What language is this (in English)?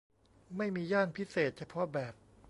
Thai